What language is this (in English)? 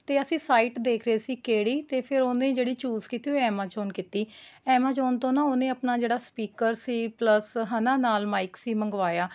Punjabi